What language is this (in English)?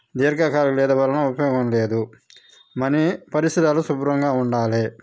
Telugu